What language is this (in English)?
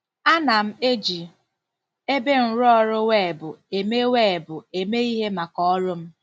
Igbo